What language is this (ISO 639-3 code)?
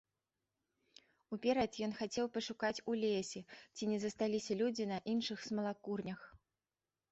bel